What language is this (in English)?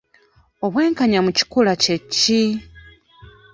Ganda